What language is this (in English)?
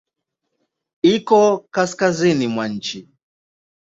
Swahili